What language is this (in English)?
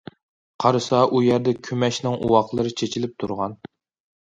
Uyghur